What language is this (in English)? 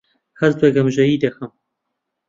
Central Kurdish